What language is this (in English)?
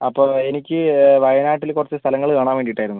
Malayalam